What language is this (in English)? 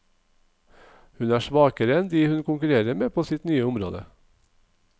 Norwegian